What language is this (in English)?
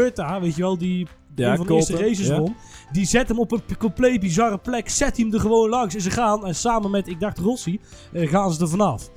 Dutch